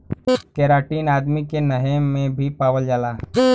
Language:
Bhojpuri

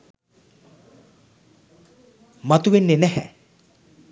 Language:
Sinhala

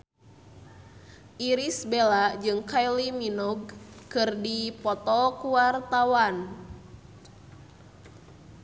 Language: Sundanese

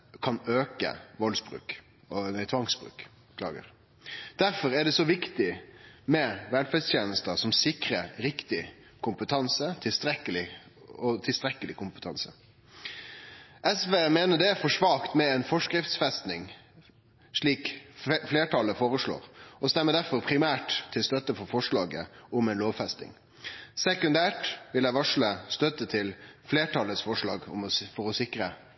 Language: Norwegian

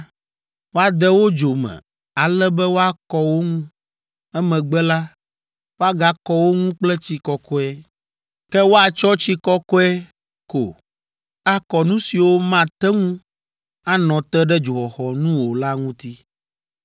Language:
Ewe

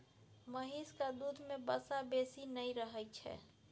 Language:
Maithili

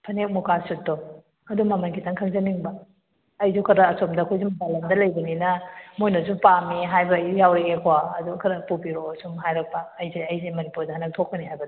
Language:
Manipuri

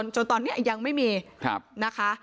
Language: Thai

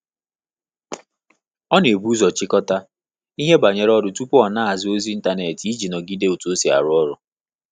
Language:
Igbo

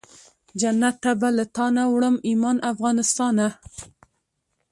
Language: Pashto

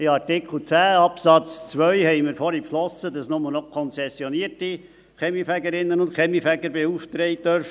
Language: Swiss German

